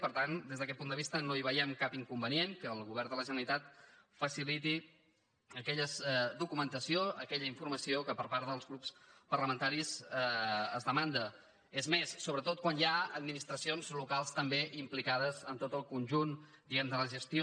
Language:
Catalan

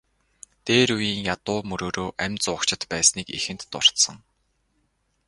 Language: Mongolian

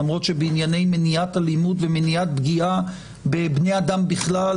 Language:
Hebrew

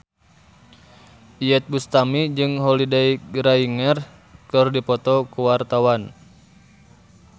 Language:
Sundanese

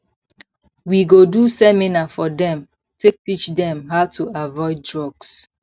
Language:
Nigerian Pidgin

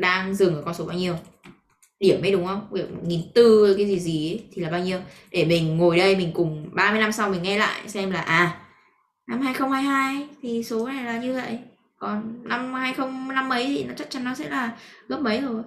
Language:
Vietnamese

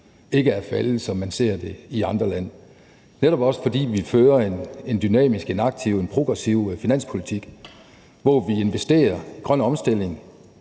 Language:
Danish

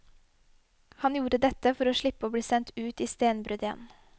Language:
Norwegian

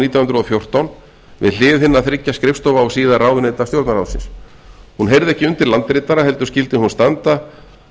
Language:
Icelandic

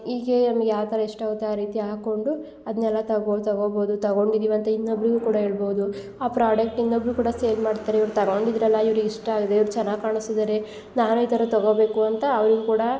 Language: Kannada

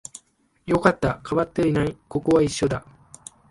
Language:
Japanese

